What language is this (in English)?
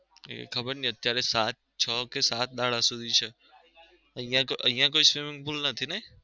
Gujarati